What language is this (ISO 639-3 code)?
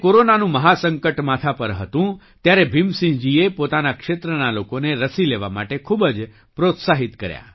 guj